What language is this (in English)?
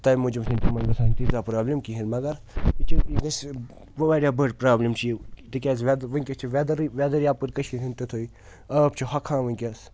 Kashmiri